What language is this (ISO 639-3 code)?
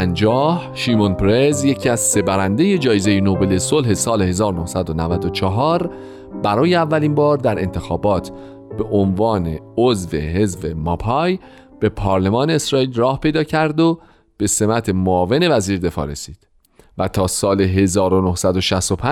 fas